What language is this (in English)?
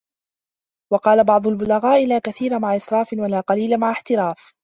Arabic